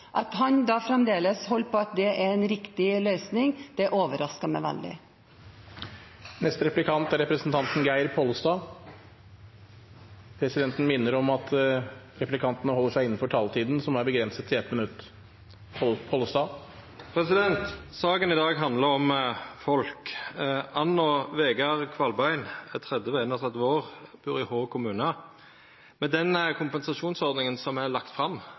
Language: Norwegian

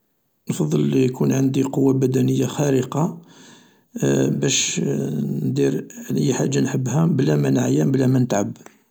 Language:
Algerian Arabic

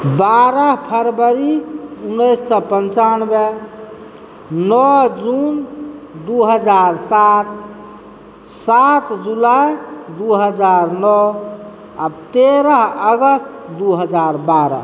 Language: Maithili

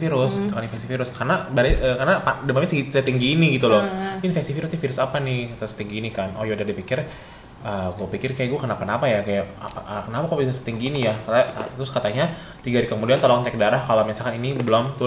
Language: Indonesian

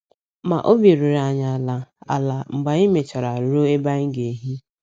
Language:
Igbo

